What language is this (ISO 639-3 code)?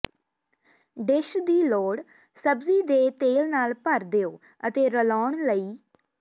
pan